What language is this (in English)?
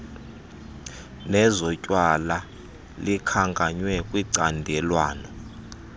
Xhosa